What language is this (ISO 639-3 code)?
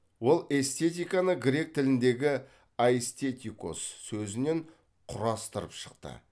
kaz